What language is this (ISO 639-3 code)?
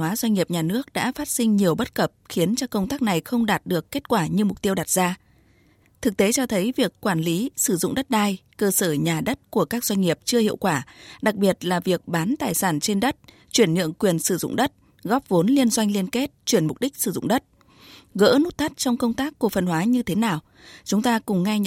vie